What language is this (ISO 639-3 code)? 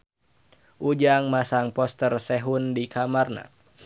sun